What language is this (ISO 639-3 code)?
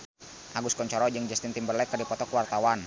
sun